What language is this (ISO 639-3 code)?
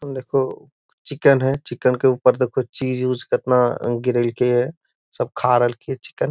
mag